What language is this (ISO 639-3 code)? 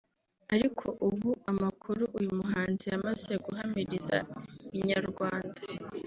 kin